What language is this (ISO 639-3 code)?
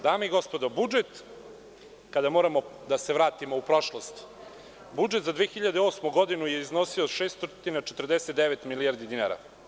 srp